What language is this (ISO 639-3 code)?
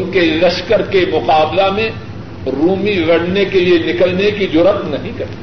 urd